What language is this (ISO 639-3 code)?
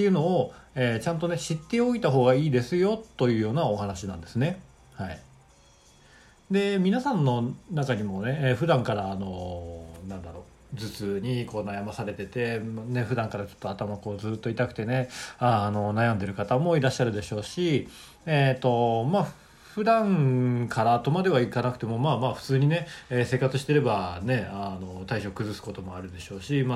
jpn